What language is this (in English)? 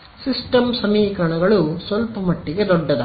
Kannada